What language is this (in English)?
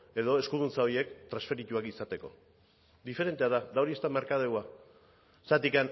Basque